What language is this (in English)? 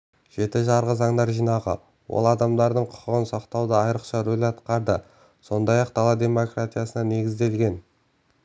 Kazakh